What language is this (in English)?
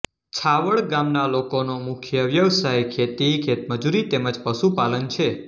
Gujarati